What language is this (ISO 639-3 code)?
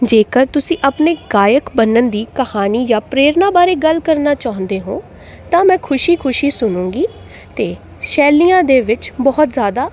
pan